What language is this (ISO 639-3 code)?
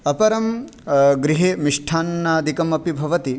san